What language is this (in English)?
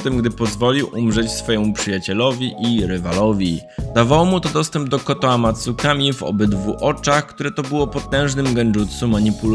Polish